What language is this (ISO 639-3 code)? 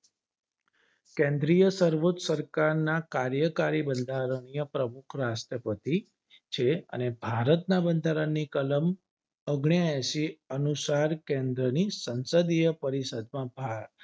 guj